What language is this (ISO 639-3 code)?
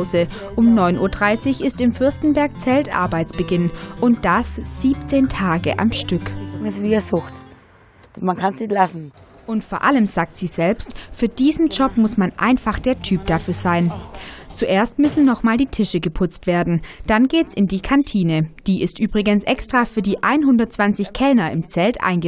deu